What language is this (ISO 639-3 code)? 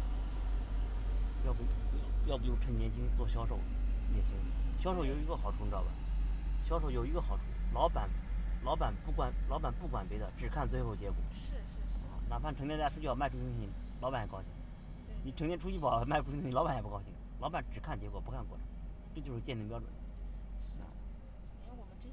zho